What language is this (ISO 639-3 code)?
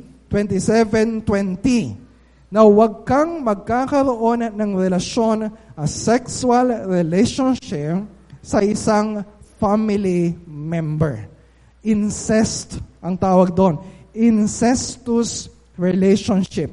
fil